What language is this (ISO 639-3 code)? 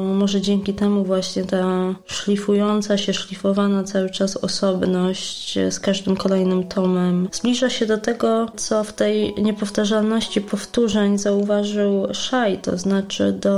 pol